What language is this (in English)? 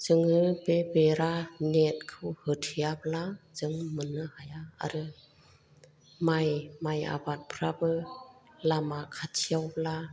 Bodo